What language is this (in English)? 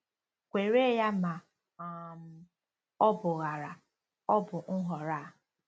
Igbo